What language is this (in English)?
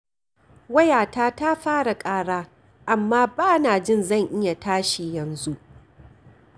Hausa